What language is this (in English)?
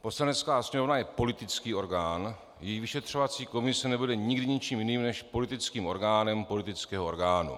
Czech